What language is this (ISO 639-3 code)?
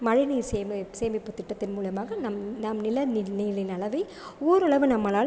tam